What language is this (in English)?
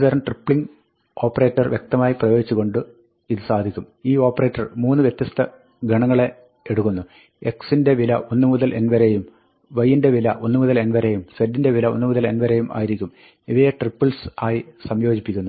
Malayalam